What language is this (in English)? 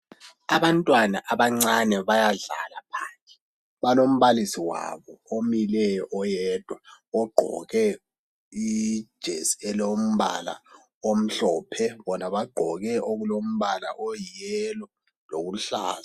North Ndebele